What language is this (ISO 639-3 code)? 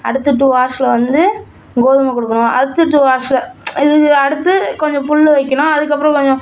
tam